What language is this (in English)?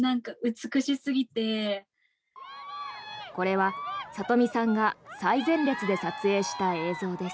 Japanese